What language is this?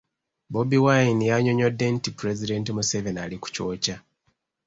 Ganda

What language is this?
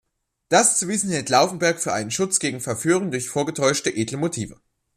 German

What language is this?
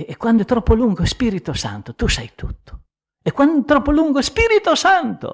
Italian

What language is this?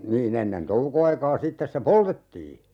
Finnish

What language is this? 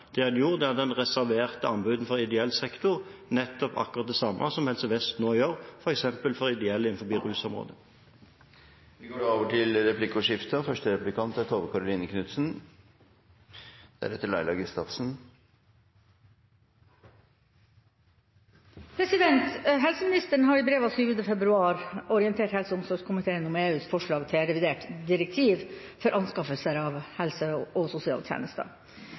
Norwegian Bokmål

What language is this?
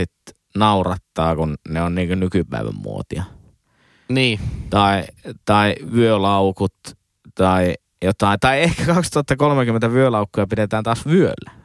Finnish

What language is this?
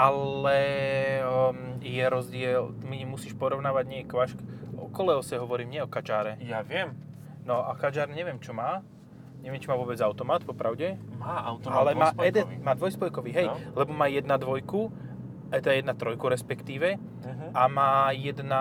Slovak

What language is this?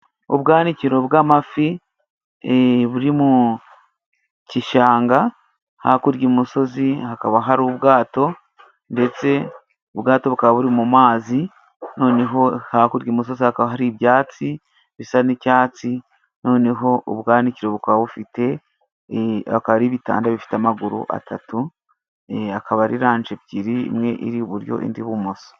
Kinyarwanda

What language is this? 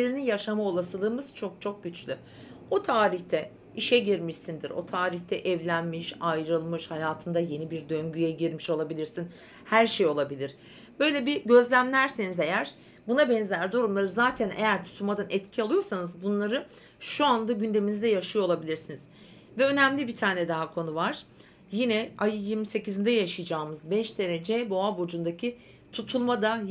Turkish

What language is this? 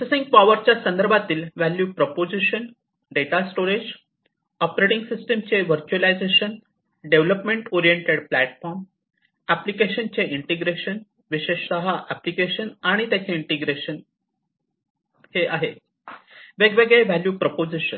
Marathi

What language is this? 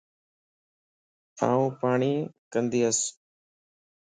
Lasi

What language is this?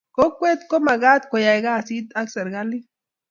Kalenjin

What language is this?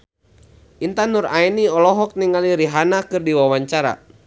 Sundanese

